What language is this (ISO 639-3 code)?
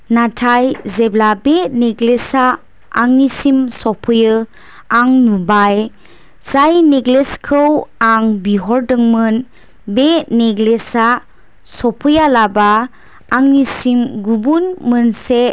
brx